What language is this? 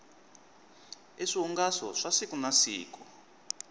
Tsonga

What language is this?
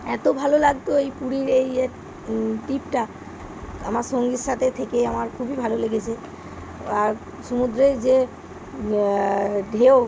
Bangla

